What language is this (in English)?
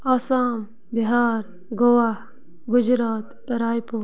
Kashmiri